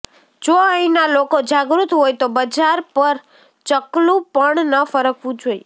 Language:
Gujarati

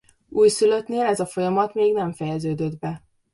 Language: Hungarian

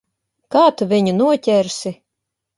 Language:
Latvian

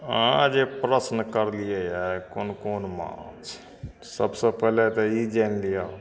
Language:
Maithili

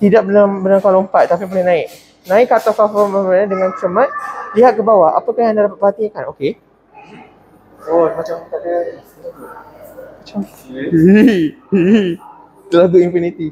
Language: Malay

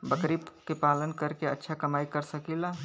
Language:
Bhojpuri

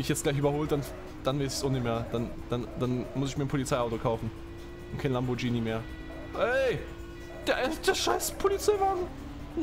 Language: German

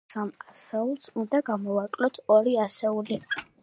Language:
Georgian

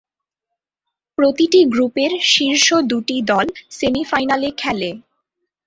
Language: Bangla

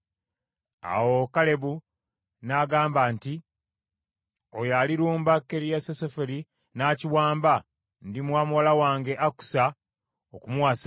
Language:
Ganda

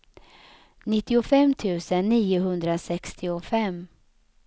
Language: Swedish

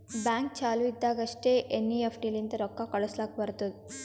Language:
Kannada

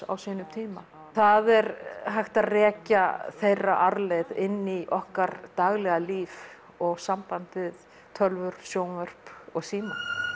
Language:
Icelandic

